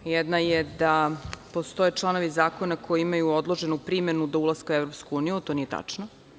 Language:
Serbian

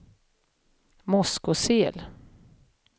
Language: Swedish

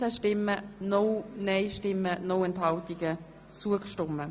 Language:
Swiss German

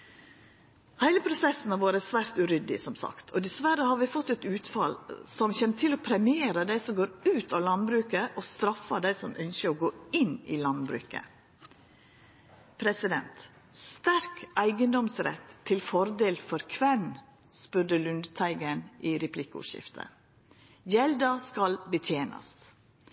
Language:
Norwegian Nynorsk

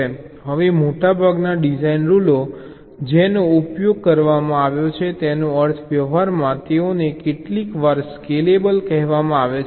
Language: Gujarati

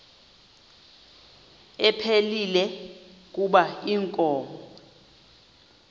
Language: Xhosa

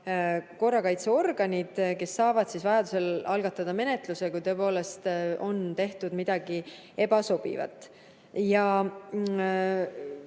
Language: Estonian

